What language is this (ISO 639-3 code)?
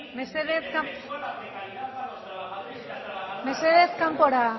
eus